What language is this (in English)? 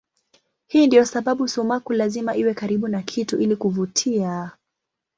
Swahili